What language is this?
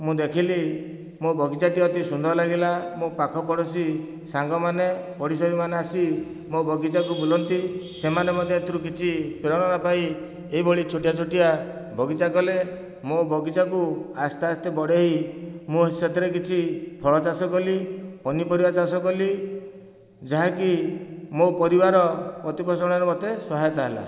Odia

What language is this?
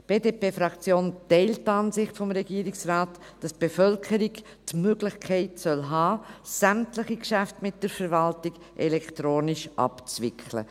Swiss German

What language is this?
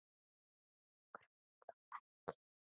Icelandic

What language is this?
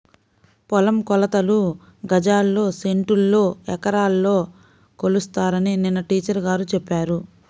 Telugu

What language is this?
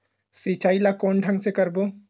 Chhattisgarhi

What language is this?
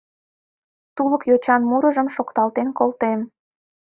Mari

